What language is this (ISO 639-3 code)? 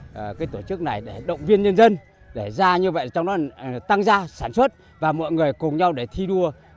vie